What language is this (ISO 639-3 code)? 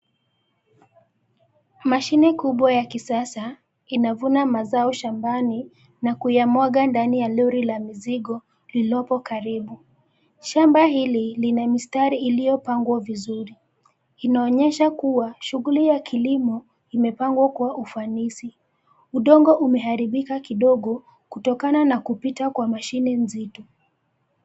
swa